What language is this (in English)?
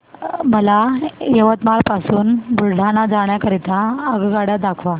Marathi